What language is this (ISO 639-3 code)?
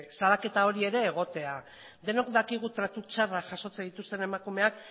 eus